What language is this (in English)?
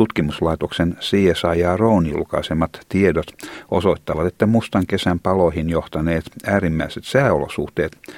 Finnish